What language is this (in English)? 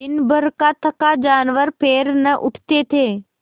Hindi